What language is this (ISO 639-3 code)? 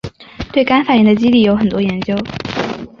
zho